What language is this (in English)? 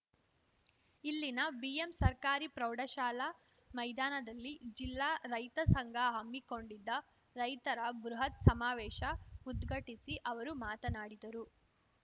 Kannada